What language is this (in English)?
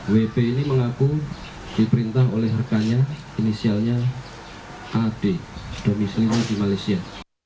Indonesian